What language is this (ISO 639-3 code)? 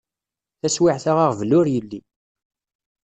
kab